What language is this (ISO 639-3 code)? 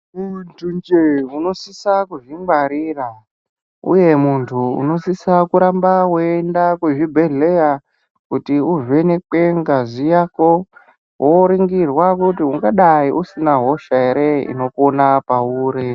ndc